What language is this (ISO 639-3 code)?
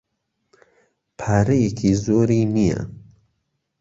ckb